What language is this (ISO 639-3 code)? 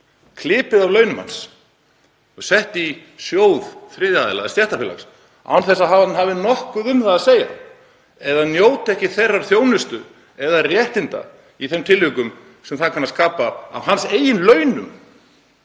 isl